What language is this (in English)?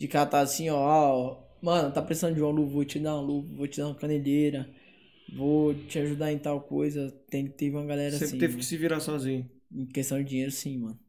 Portuguese